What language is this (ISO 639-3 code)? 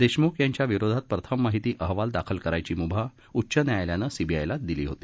mar